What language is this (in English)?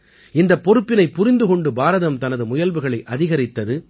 Tamil